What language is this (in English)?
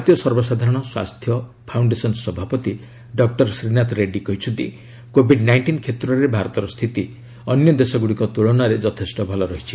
Odia